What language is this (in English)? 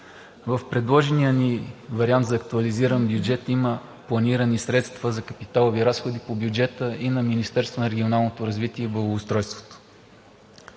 Bulgarian